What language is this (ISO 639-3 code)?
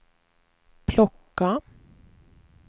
swe